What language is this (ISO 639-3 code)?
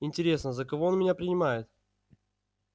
rus